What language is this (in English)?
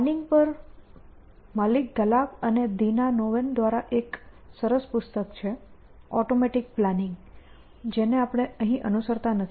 Gujarati